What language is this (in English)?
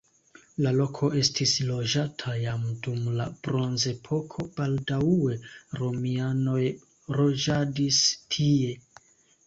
Esperanto